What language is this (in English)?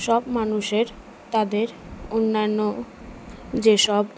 Bangla